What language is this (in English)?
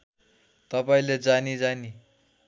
Nepali